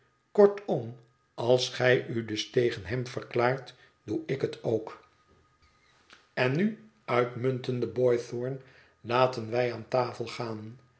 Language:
Dutch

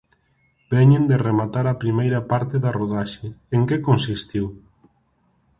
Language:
Galician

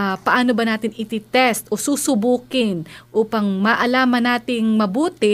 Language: Filipino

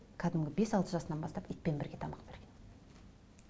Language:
Kazakh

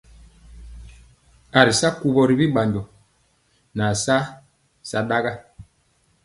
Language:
Mpiemo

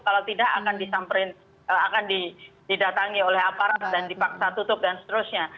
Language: Indonesian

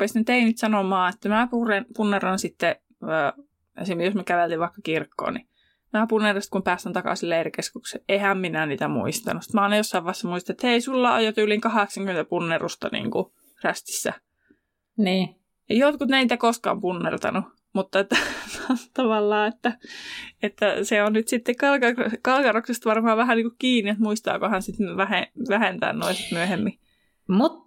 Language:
Finnish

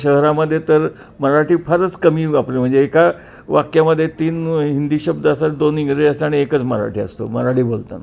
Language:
Marathi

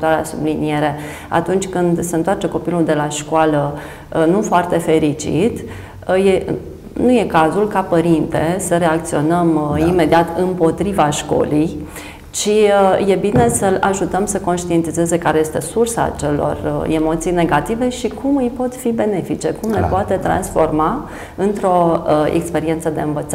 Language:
Romanian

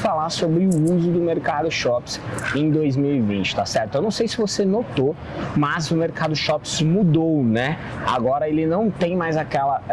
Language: Portuguese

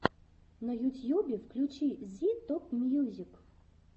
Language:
Russian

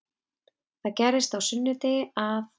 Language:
Icelandic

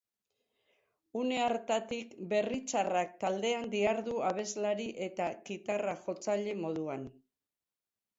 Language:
Basque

